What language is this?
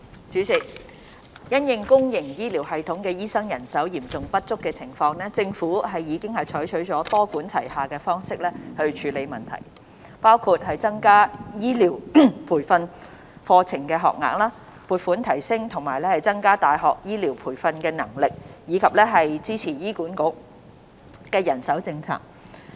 Cantonese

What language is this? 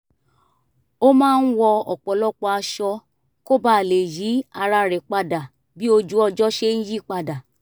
Yoruba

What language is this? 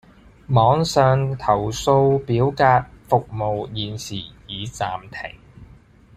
Cantonese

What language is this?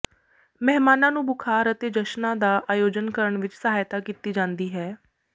Punjabi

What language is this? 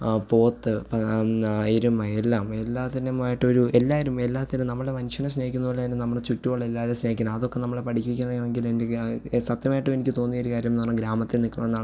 Malayalam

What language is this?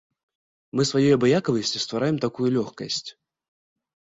Belarusian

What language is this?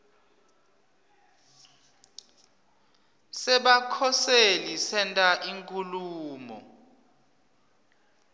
Swati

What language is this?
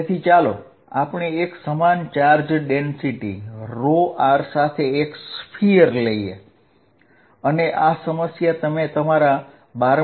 Gujarati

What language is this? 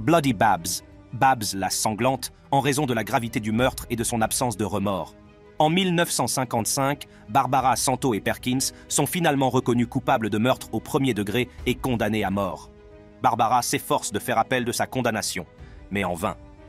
French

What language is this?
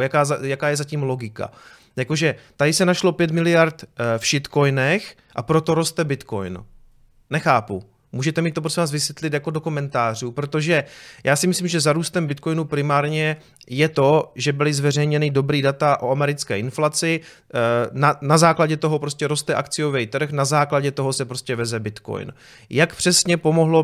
Czech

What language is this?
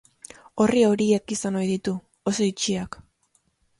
Basque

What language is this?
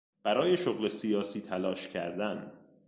Persian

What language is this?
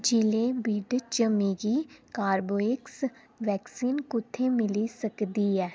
Dogri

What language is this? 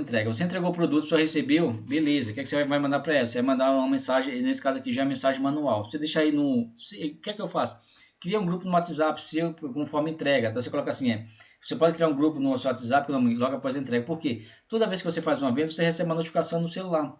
Portuguese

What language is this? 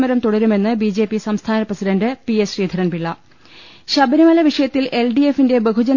Malayalam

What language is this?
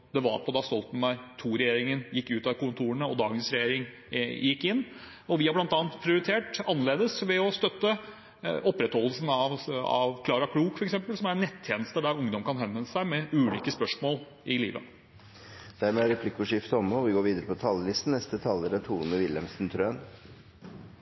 Norwegian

